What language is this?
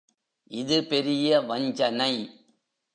Tamil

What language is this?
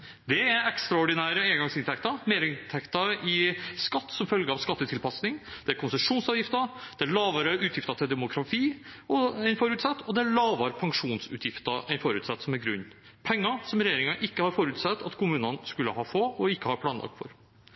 Norwegian Bokmål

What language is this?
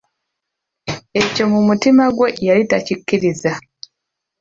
Ganda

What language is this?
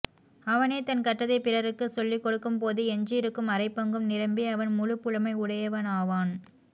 Tamil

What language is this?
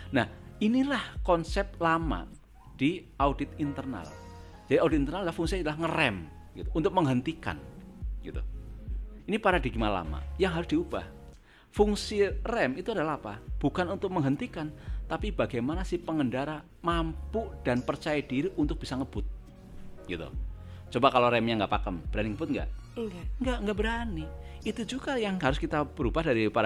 Indonesian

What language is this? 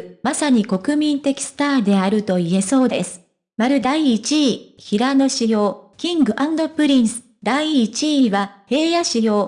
Japanese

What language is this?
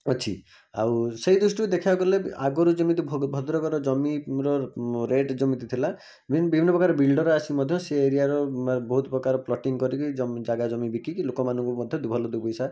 Odia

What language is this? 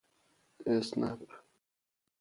Persian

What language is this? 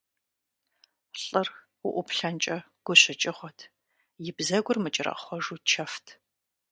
Kabardian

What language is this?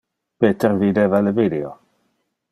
Interlingua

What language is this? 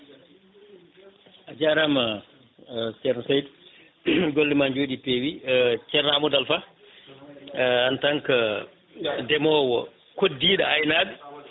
Fula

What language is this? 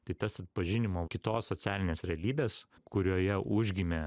Lithuanian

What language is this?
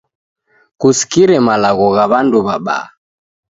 Taita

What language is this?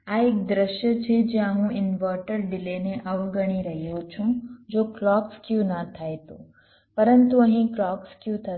Gujarati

